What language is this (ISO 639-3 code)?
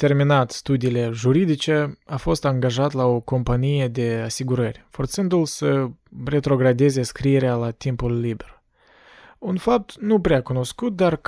ron